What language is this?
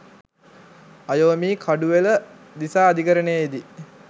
Sinhala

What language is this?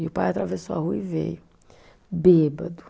Portuguese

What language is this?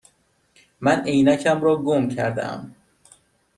Persian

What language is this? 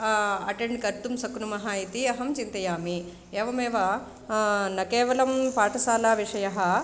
Sanskrit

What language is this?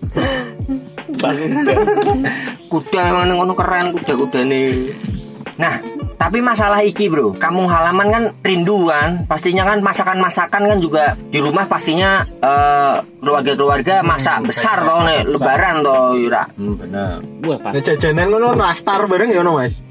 Indonesian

